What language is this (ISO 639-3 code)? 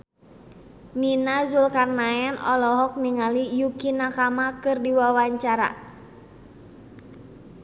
sun